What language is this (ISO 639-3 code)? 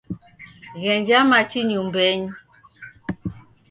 dav